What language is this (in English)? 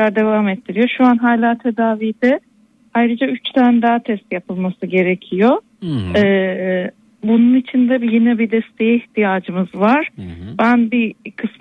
Turkish